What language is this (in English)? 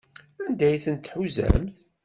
Kabyle